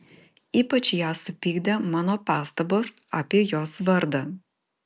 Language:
Lithuanian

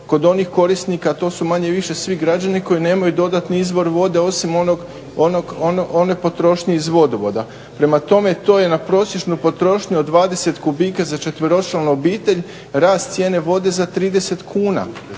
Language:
Croatian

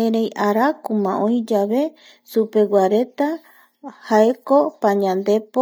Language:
Eastern Bolivian Guaraní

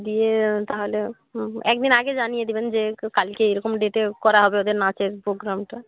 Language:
Bangla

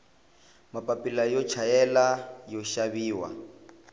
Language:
Tsonga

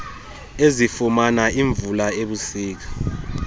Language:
Xhosa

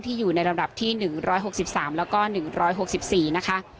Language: Thai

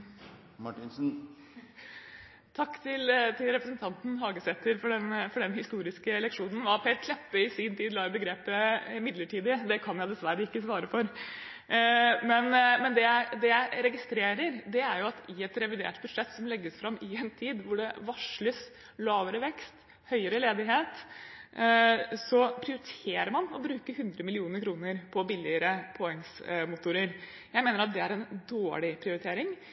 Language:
Norwegian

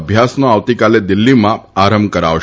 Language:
Gujarati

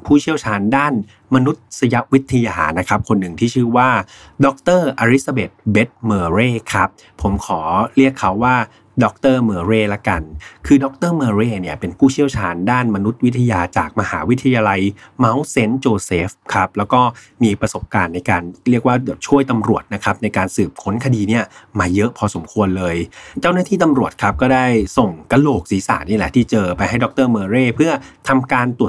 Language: Thai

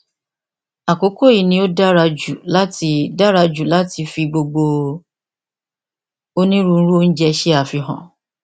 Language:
Yoruba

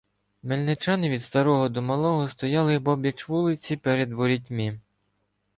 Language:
Ukrainian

